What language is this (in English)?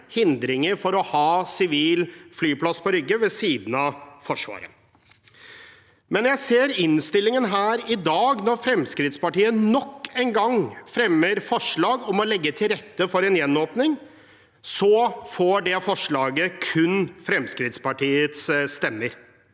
Norwegian